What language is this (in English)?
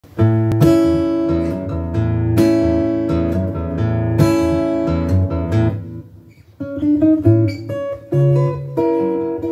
English